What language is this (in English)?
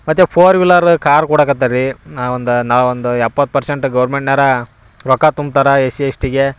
Kannada